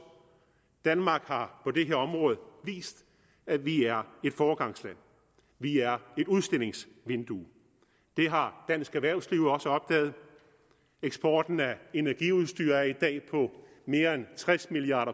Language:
Danish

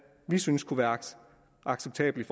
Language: Danish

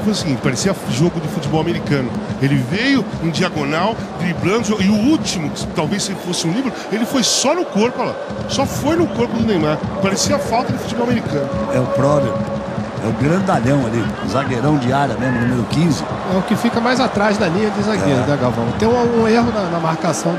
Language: Portuguese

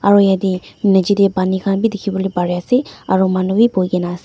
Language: Naga Pidgin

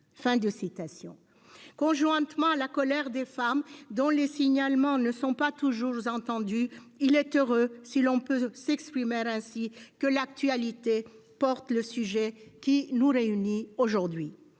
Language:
French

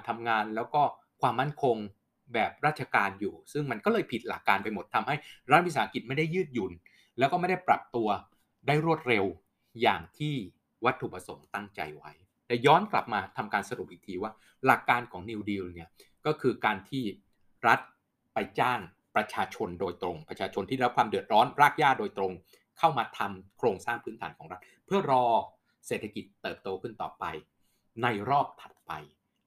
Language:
Thai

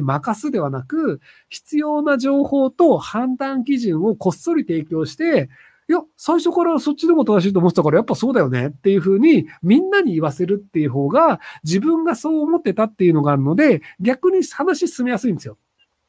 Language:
Japanese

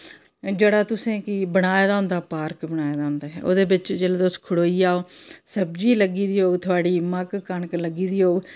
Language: Dogri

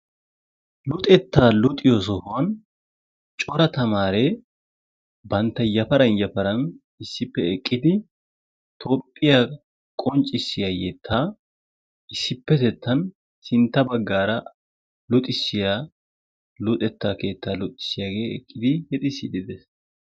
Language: Wolaytta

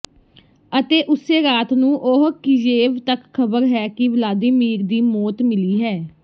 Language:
Punjabi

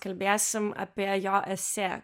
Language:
Lithuanian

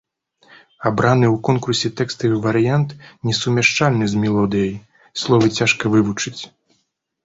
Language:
Belarusian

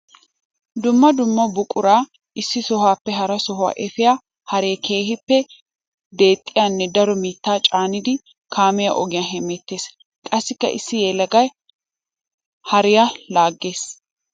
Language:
Wolaytta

